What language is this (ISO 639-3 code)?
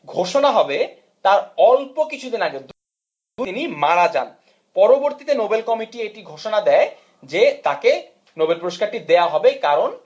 ben